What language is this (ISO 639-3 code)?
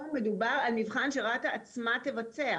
heb